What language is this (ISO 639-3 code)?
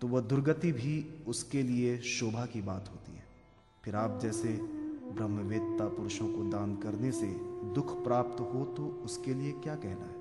hin